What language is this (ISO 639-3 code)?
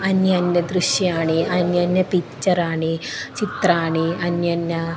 san